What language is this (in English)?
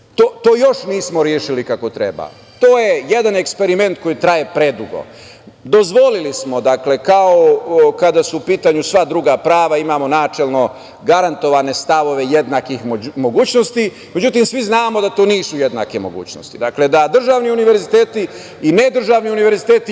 Serbian